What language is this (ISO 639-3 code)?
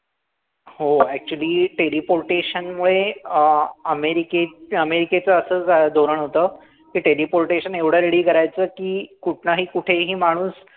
mar